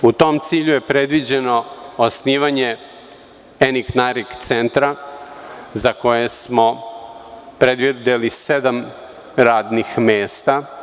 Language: Serbian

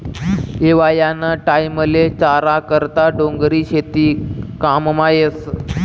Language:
Marathi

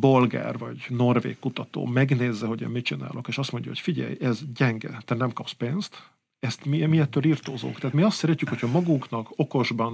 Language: Hungarian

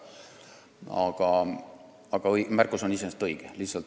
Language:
Estonian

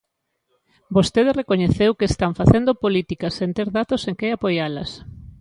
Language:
Galician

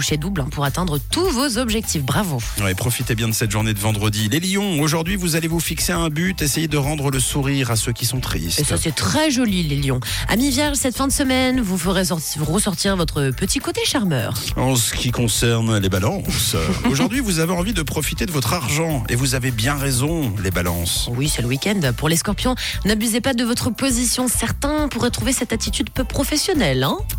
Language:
French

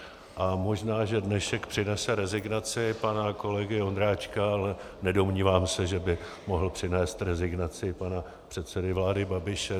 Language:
Czech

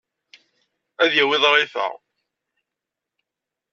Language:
Kabyle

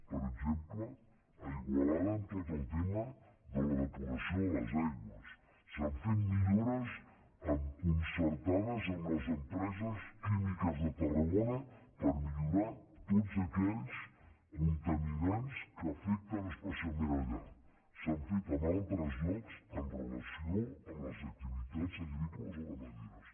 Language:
Catalan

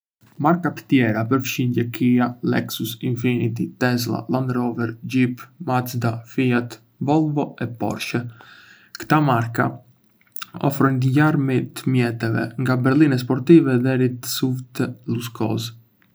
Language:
Arbëreshë Albanian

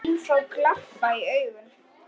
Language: Icelandic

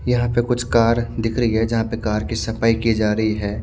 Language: Hindi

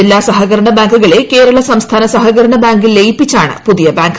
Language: Malayalam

